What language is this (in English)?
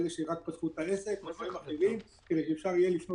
Hebrew